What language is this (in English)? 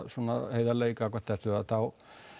Icelandic